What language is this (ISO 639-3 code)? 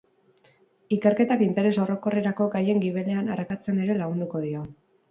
eus